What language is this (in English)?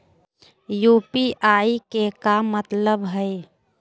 Magahi